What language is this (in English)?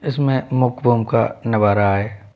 Hindi